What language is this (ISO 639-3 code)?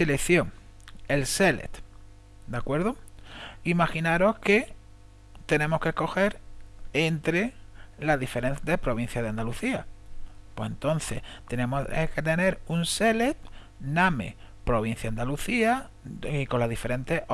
spa